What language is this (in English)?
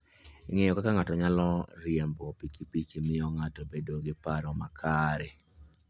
Luo (Kenya and Tanzania)